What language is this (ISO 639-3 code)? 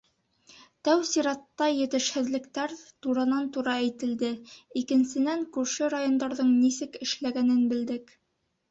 bak